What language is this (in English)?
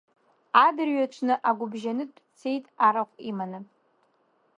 Abkhazian